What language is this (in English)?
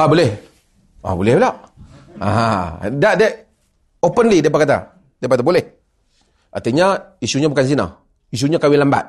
Malay